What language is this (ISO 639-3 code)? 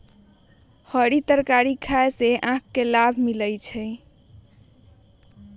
mag